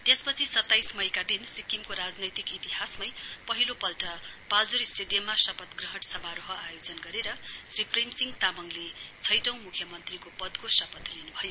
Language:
Nepali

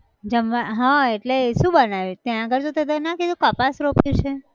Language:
Gujarati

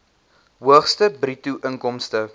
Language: Afrikaans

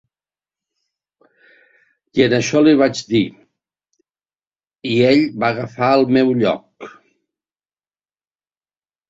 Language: Catalan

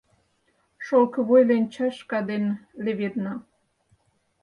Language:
Mari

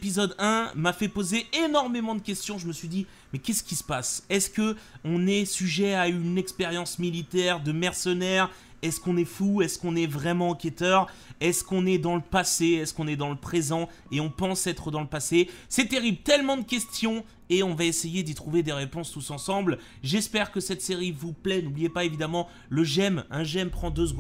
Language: French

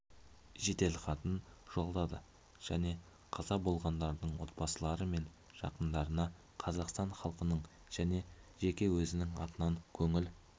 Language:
Kazakh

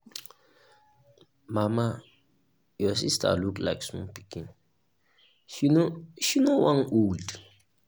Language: Nigerian Pidgin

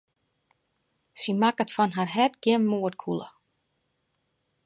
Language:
Western Frisian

